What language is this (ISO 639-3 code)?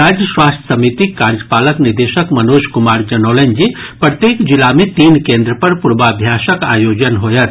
mai